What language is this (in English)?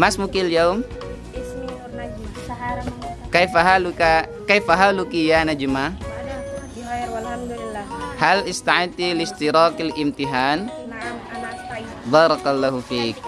Arabic